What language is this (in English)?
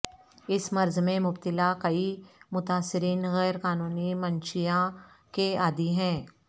Urdu